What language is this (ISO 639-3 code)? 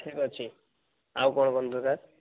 ori